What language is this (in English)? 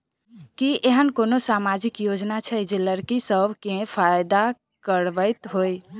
Maithili